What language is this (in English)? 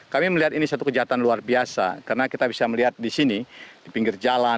Indonesian